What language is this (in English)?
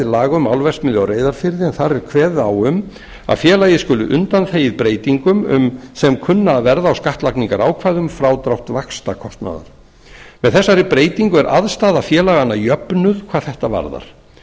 Icelandic